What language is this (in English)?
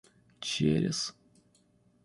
Russian